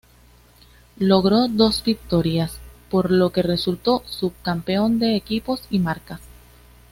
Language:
Spanish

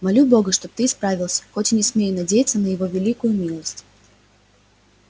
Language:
Russian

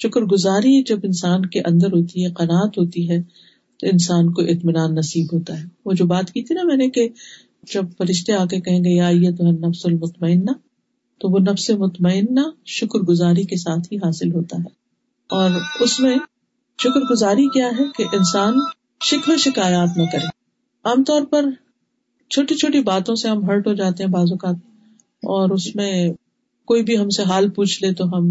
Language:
Urdu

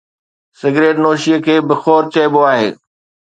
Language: Sindhi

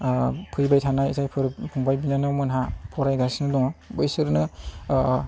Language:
Bodo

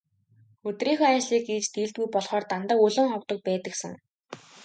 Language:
Mongolian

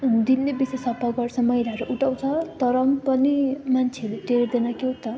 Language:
Nepali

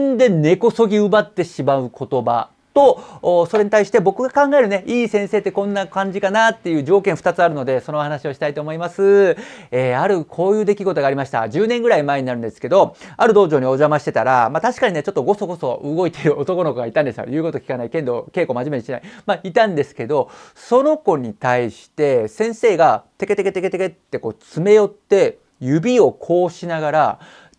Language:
Japanese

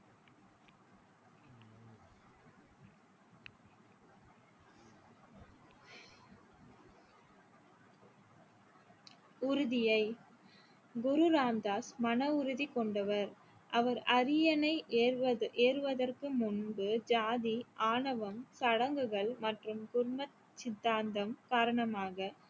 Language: Tamil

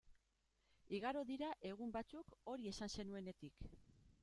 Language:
Basque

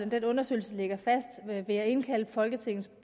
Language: Danish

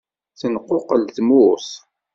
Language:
Kabyle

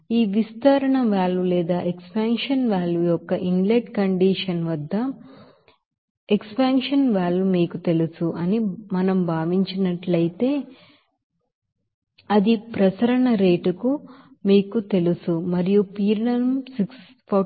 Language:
Telugu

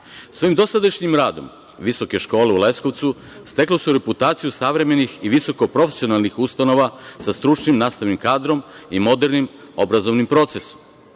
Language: Serbian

